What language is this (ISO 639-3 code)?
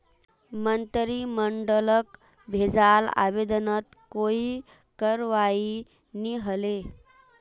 mag